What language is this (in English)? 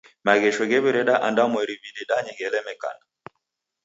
Taita